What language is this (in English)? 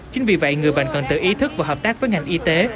Vietnamese